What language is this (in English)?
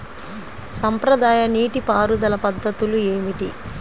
Telugu